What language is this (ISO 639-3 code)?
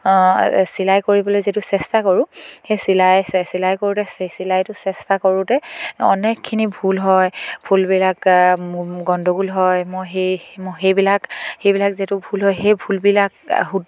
asm